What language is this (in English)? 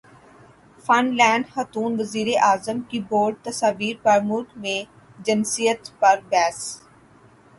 Urdu